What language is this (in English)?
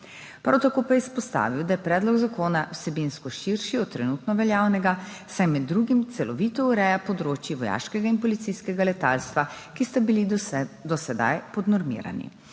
Slovenian